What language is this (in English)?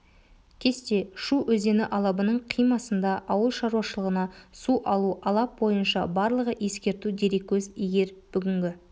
Kazakh